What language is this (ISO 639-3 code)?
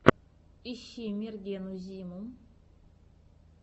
rus